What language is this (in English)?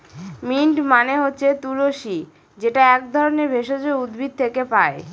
Bangla